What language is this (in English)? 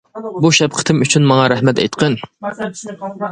Uyghur